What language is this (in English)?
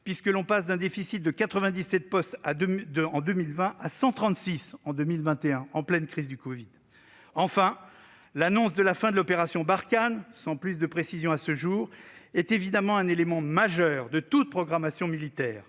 French